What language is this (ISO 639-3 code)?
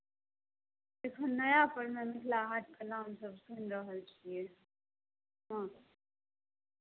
mai